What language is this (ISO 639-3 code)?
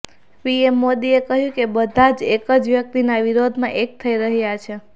guj